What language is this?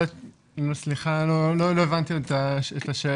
Hebrew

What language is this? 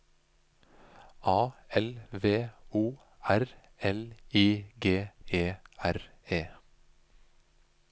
Norwegian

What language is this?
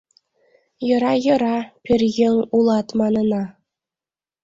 Mari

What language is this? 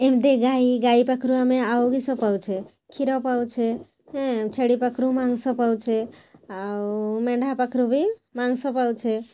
Odia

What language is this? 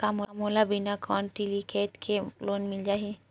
Chhattisgarhi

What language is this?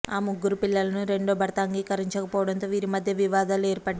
Telugu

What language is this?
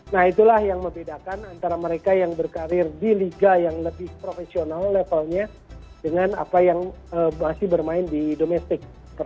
Indonesian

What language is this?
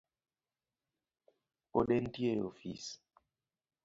Luo (Kenya and Tanzania)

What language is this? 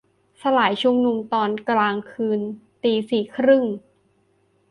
Thai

